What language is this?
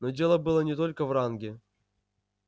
Russian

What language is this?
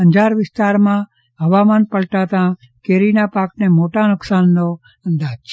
Gujarati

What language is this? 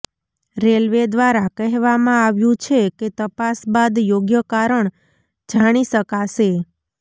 Gujarati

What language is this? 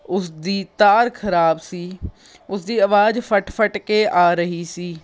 Punjabi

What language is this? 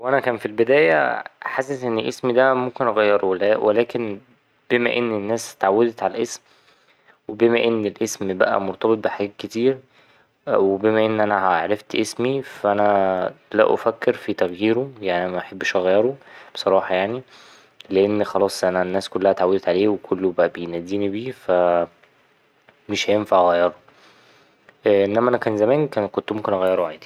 Egyptian Arabic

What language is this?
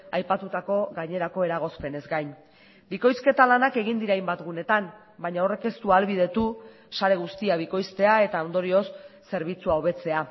Basque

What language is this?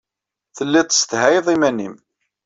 Kabyle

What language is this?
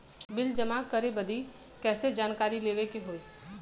Bhojpuri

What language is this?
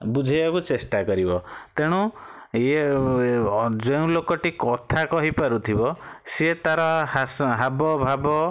Odia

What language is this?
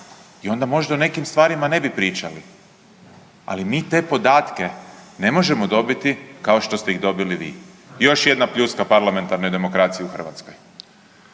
Croatian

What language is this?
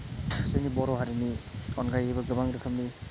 Bodo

